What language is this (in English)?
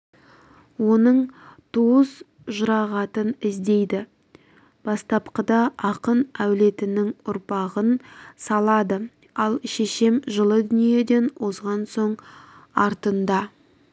Kazakh